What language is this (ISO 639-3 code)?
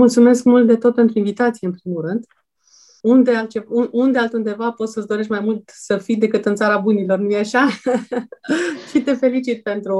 ron